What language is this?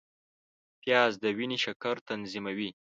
Pashto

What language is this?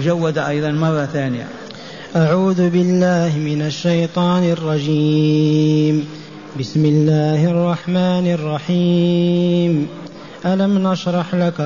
Arabic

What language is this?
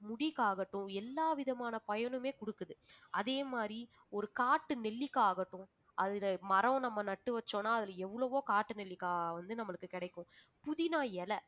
Tamil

